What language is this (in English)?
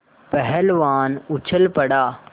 Hindi